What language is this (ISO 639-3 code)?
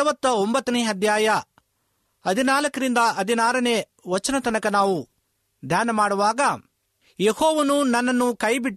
kan